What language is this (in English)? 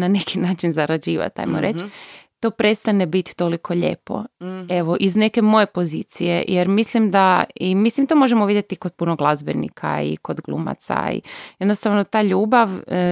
Croatian